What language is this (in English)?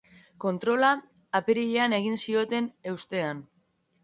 Basque